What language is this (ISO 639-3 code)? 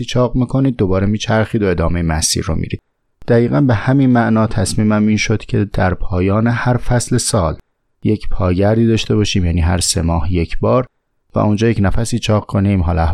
fas